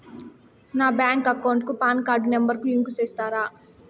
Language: Telugu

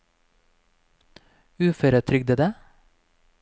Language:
Norwegian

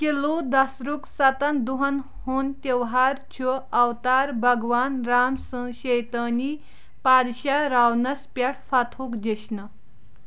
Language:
Kashmiri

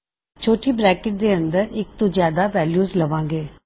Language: Punjabi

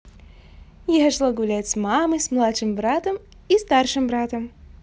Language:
Russian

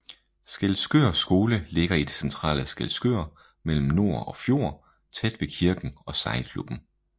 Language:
Danish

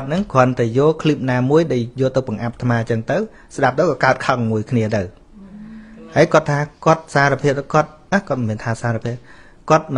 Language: Vietnamese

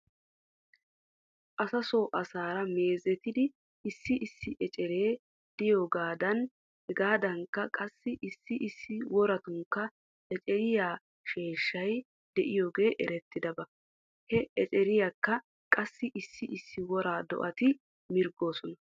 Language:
Wolaytta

